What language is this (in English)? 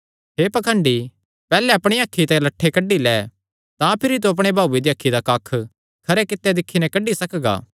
Kangri